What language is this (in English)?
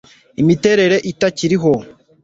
Kinyarwanda